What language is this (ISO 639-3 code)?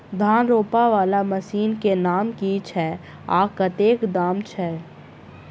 mai